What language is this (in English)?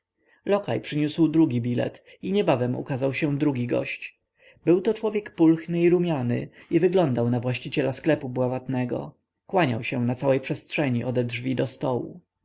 Polish